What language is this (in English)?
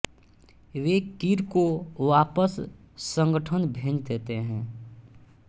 Hindi